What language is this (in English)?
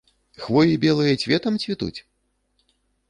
Belarusian